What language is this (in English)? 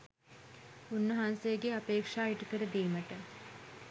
Sinhala